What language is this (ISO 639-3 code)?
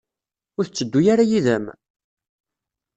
kab